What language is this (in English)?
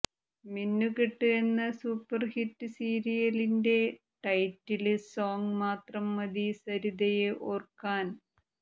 Malayalam